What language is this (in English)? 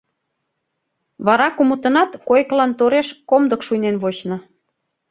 Mari